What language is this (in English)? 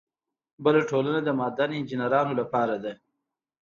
Pashto